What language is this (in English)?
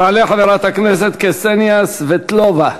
Hebrew